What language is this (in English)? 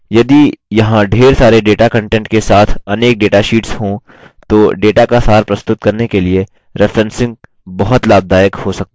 Hindi